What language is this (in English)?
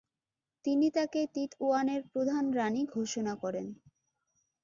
Bangla